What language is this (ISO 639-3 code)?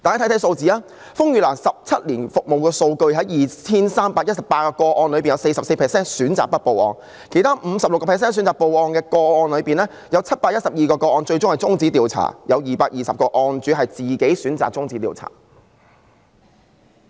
yue